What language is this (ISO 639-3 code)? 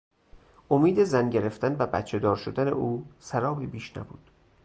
fas